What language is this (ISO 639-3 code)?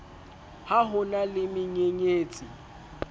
sot